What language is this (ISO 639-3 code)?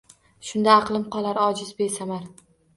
uzb